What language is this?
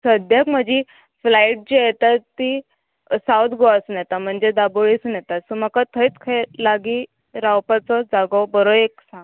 Konkani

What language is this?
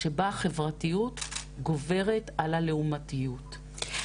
Hebrew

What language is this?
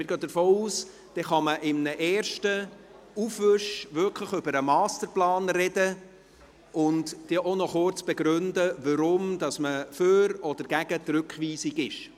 Swiss German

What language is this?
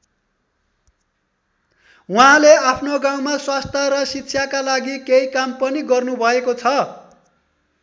Nepali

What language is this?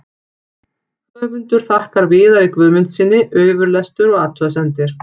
Icelandic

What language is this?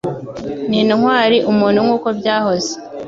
Kinyarwanda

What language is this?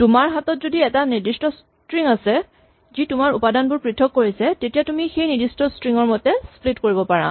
Assamese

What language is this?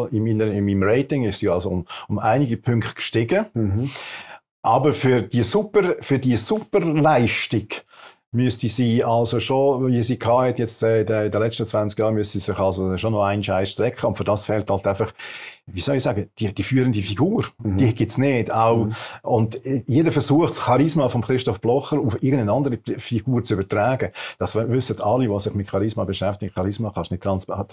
German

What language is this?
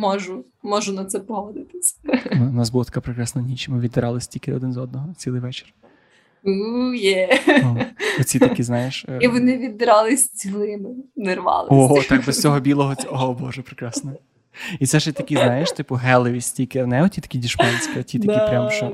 Ukrainian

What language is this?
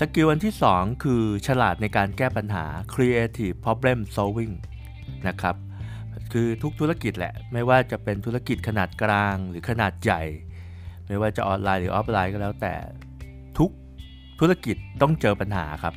Thai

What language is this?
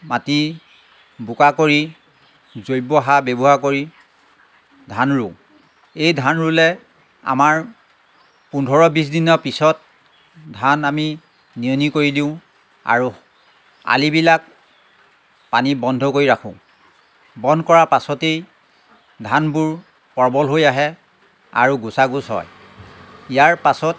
Assamese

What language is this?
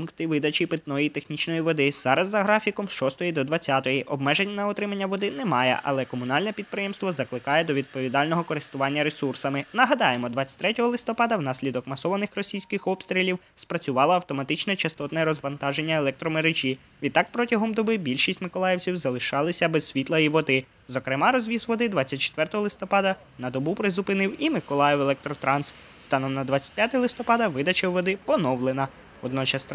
Ukrainian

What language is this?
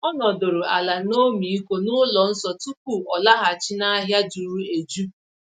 Igbo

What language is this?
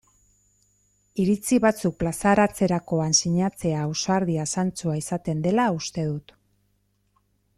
Basque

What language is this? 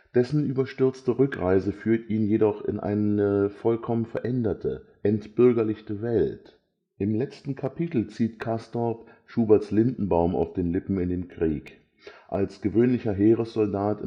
German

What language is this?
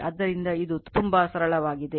Kannada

